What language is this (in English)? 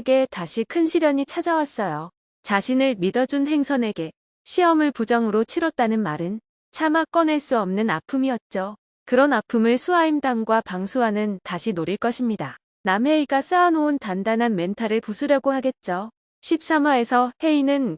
Korean